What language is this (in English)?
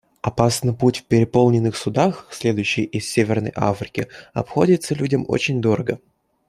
Russian